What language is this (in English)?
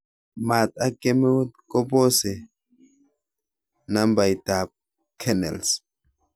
Kalenjin